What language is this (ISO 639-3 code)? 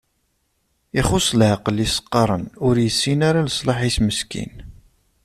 kab